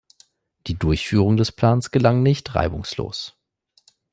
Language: German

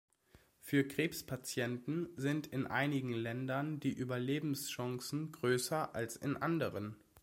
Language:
German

